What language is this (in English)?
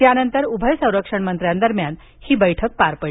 Marathi